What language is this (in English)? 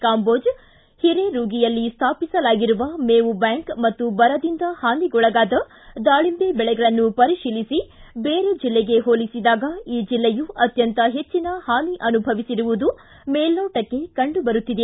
Kannada